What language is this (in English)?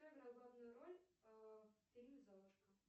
Russian